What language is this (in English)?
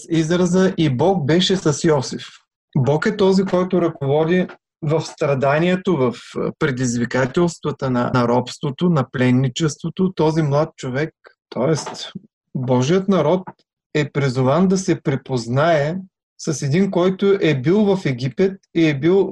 Bulgarian